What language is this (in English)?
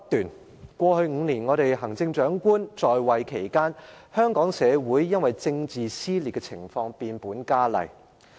Cantonese